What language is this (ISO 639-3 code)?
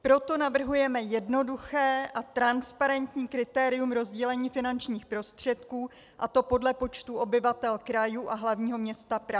ces